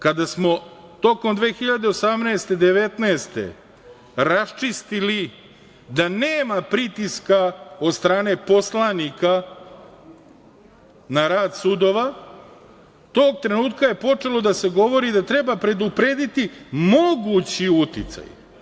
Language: Serbian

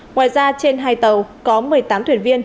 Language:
Vietnamese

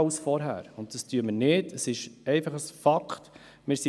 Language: Swiss German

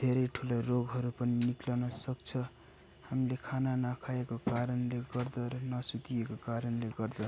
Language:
Nepali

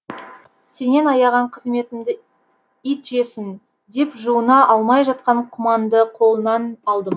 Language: Kazakh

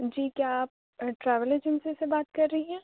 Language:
Urdu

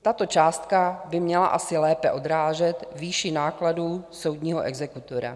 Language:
Czech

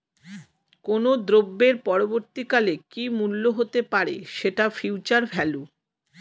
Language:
Bangla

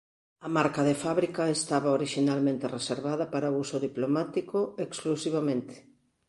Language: Galician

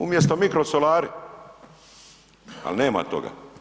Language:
Croatian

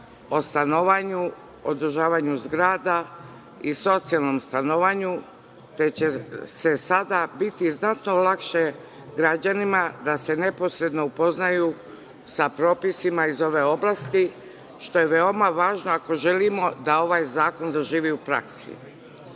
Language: Serbian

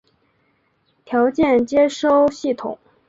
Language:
Chinese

